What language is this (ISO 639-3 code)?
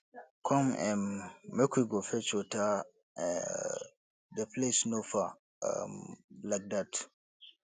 pcm